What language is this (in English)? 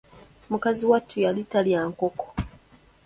Ganda